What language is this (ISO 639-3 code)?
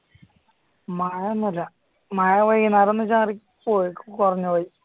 mal